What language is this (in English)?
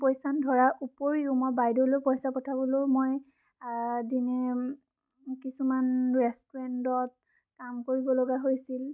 Assamese